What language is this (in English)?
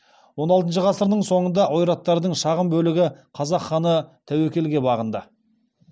Kazakh